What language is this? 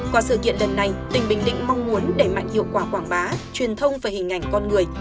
Vietnamese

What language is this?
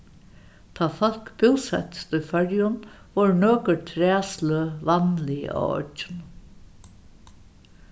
Faroese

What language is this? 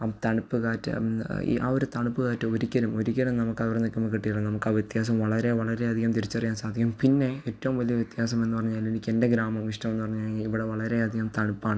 Malayalam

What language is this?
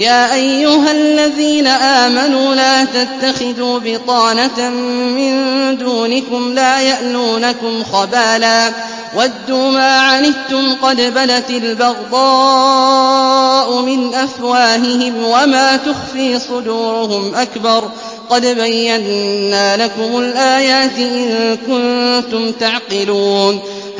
Arabic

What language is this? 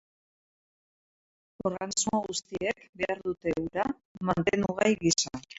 Basque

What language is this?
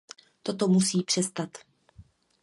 Czech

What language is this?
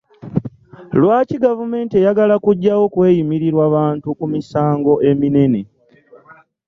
Ganda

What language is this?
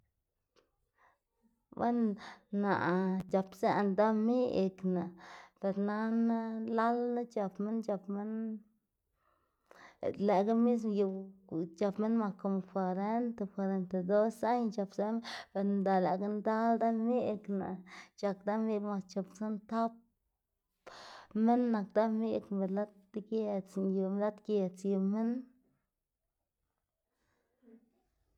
Xanaguía Zapotec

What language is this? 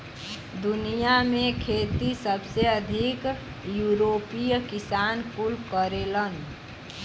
Bhojpuri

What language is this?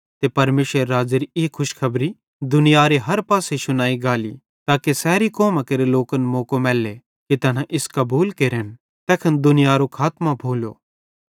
Bhadrawahi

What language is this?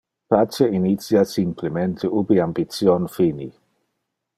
Interlingua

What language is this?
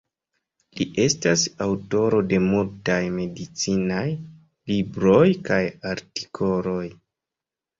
Esperanto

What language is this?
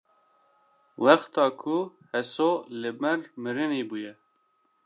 Kurdish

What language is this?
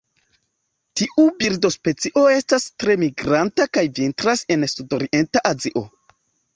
Esperanto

